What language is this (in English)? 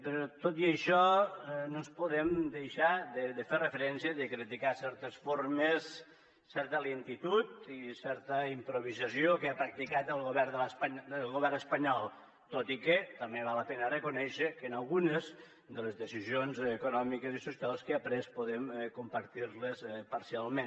Catalan